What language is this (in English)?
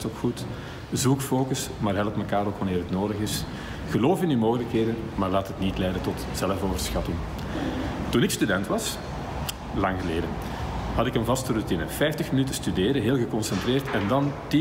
Dutch